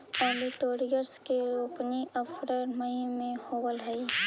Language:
Magahi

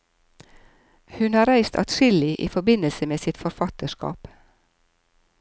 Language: Norwegian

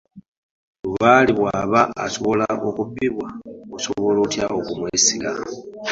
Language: Ganda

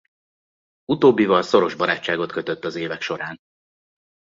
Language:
Hungarian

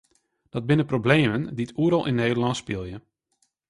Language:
Western Frisian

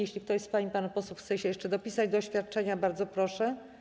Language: Polish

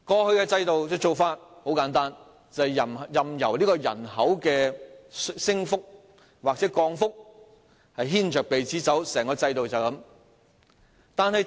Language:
Cantonese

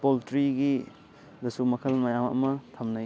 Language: Manipuri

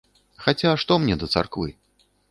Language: Belarusian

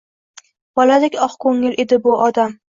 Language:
Uzbek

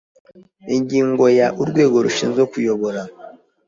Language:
Kinyarwanda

